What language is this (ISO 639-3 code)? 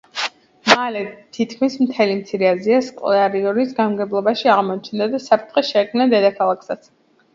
kat